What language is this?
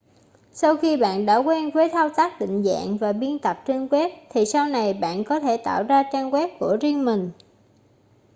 Vietnamese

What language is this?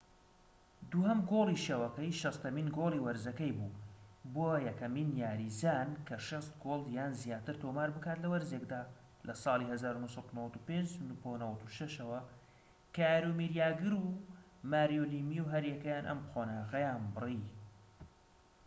Central Kurdish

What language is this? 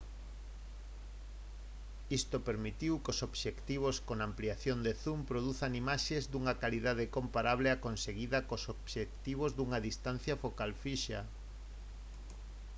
Galician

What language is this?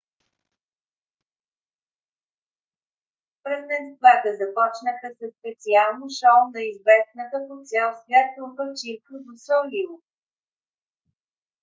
Bulgarian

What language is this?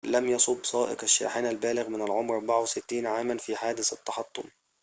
Arabic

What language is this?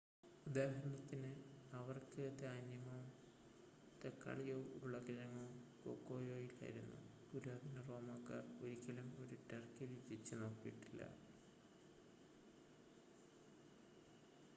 Malayalam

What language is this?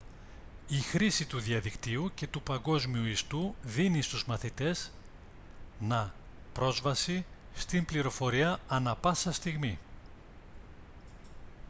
Greek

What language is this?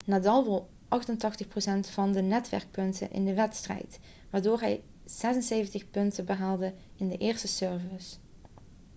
Dutch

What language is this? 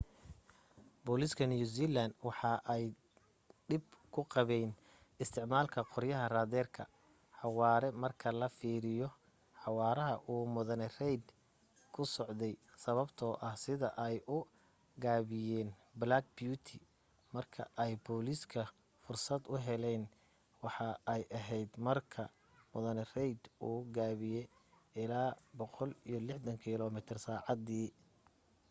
Somali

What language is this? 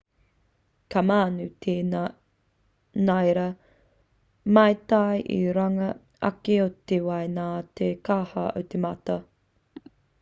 Māori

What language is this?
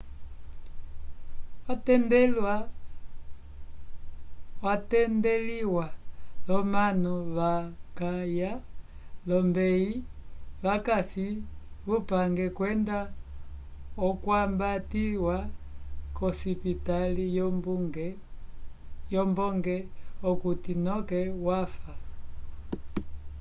Umbundu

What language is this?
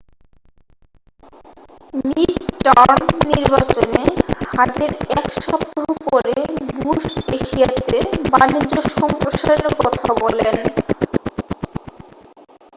Bangla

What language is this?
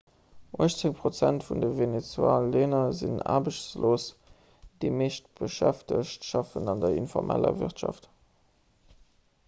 Luxembourgish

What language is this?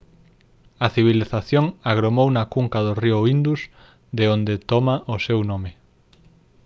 Galician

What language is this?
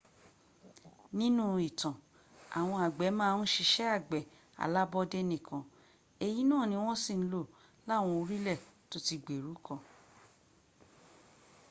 Yoruba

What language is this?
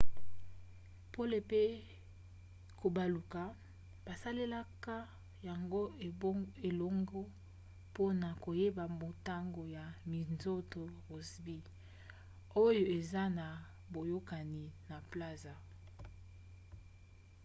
Lingala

